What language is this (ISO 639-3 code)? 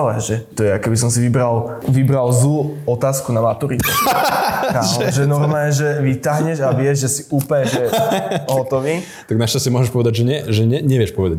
slk